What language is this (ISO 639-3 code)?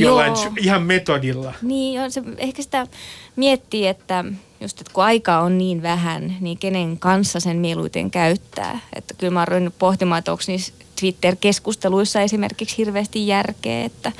fin